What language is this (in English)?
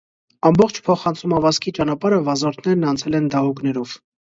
Armenian